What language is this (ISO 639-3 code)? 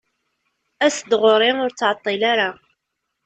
kab